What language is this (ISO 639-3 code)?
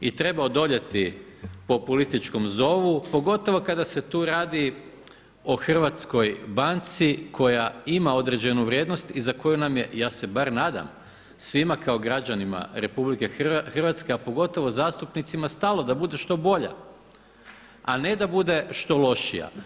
hrv